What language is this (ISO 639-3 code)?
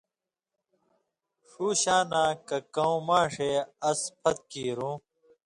mvy